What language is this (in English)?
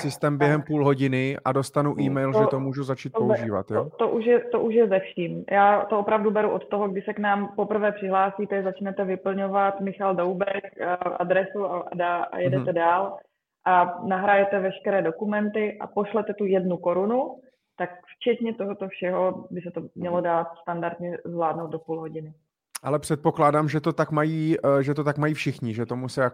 Czech